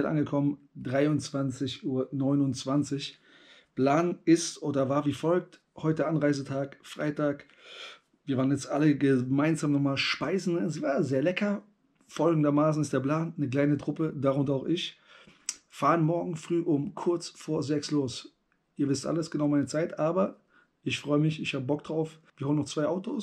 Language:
German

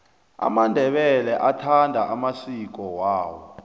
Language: South Ndebele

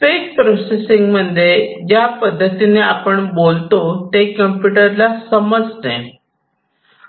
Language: Marathi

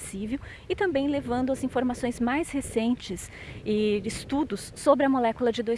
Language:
Portuguese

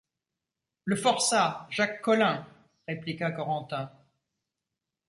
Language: French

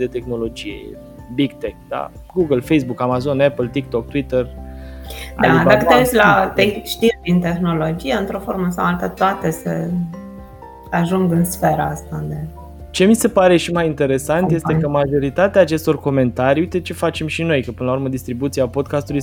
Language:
Romanian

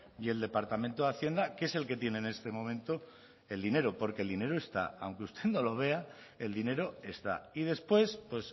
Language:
Spanish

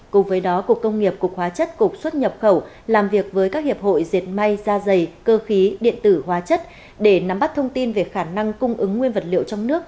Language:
Vietnamese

